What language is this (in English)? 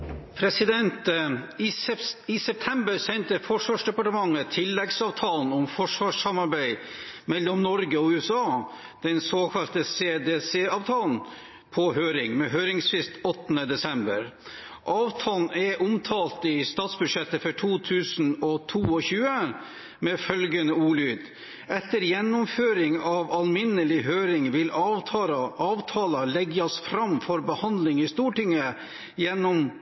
Norwegian Nynorsk